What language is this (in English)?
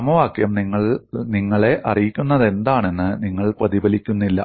Malayalam